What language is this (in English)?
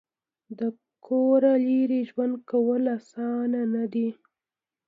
Pashto